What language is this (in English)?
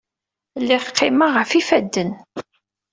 Kabyle